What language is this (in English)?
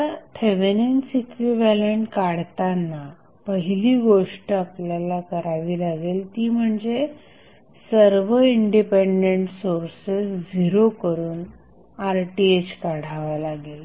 Marathi